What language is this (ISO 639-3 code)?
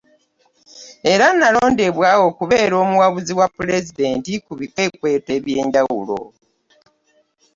lug